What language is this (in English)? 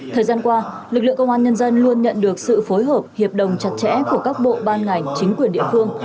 Vietnamese